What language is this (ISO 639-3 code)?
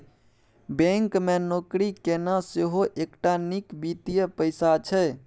mai